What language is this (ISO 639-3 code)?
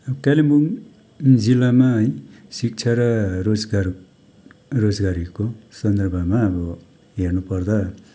nep